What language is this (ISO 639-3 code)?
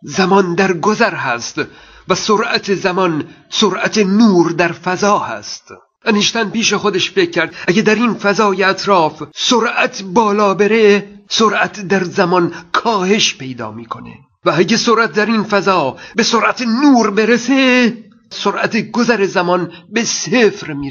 fas